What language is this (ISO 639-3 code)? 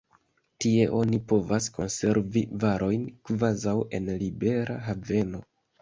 epo